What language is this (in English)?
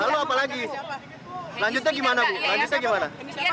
Indonesian